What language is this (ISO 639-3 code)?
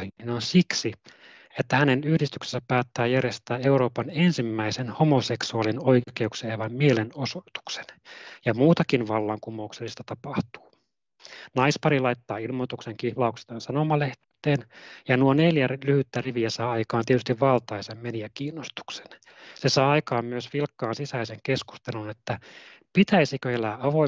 fin